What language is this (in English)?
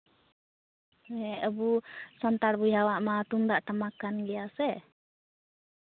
Santali